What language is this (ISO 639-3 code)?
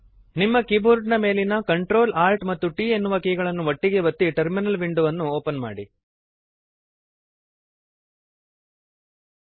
kan